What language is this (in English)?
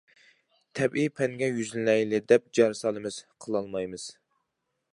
Uyghur